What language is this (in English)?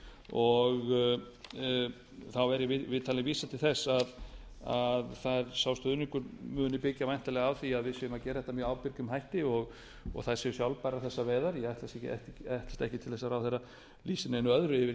Icelandic